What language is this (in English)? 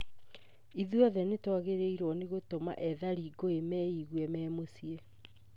Kikuyu